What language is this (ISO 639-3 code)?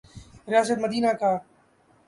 urd